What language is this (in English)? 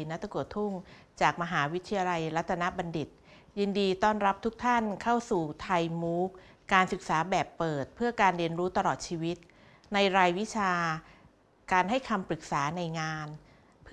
Thai